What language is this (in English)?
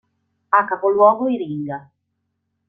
Italian